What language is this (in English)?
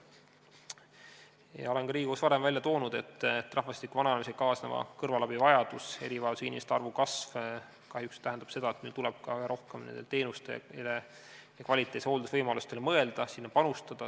Estonian